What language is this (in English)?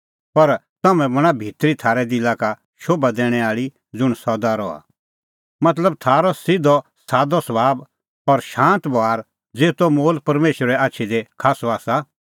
Kullu Pahari